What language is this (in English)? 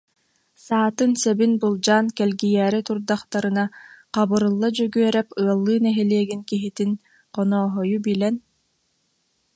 Yakut